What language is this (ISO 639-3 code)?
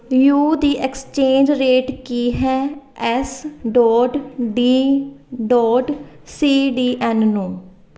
pan